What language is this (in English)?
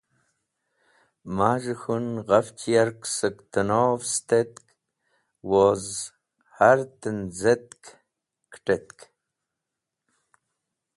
Wakhi